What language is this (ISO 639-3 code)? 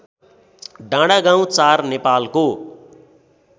nep